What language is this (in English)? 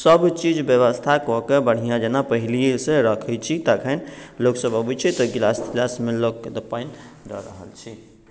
Maithili